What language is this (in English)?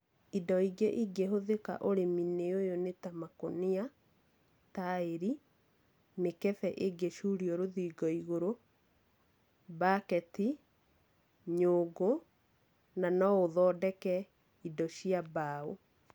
Kikuyu